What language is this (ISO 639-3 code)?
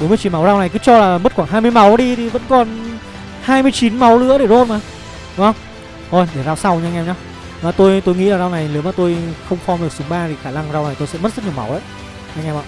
vie